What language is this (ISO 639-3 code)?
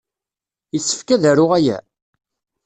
kab